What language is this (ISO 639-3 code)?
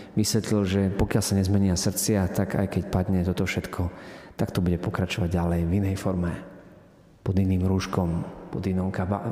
slk